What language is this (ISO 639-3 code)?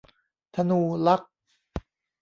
tha